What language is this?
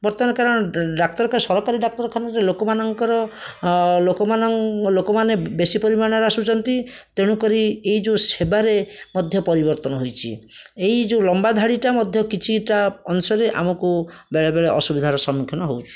Odia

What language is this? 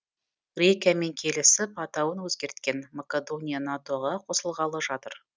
Kazakh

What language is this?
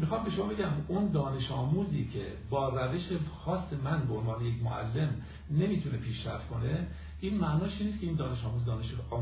Persian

